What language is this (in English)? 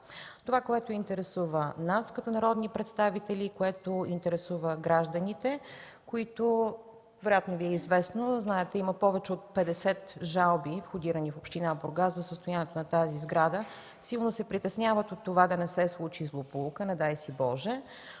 Bulgarian